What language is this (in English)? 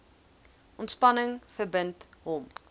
Afrikaans